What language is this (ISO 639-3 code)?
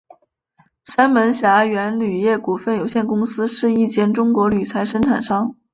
zho